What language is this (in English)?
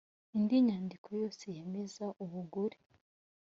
Kinyarwanda